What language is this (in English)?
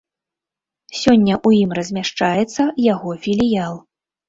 Belarusian